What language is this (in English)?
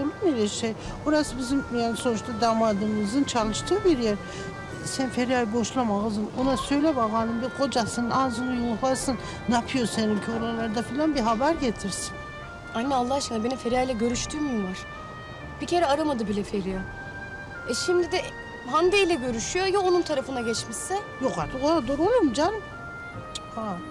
Turkish